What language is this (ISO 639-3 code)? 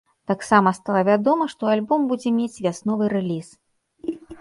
bel